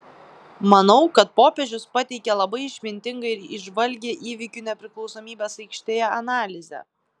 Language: Lithuanian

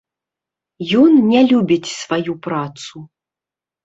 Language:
Belarusian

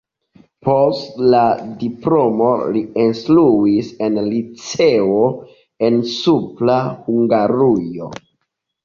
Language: Esperanto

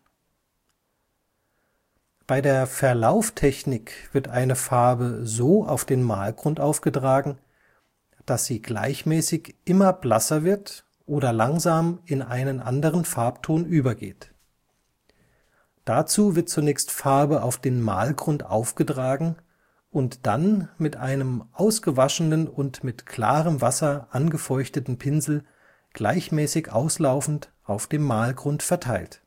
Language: German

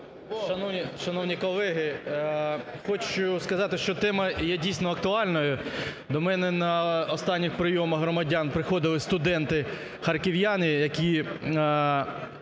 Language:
Ukrainian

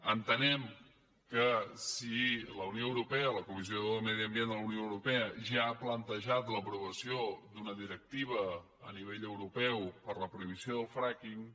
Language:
Catalan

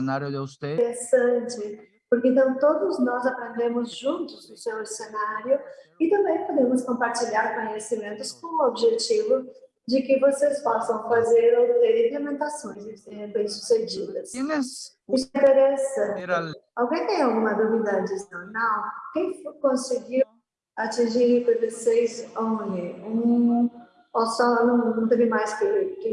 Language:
Portuguese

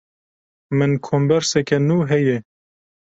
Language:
Kurdish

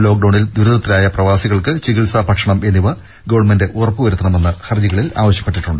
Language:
Malayalam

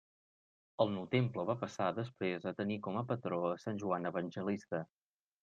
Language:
Catalan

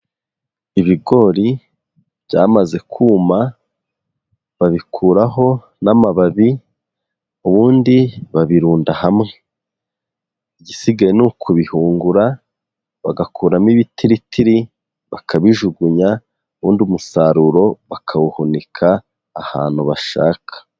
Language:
Kinyarwanda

